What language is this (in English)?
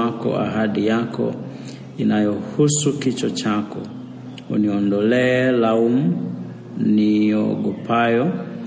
Swahili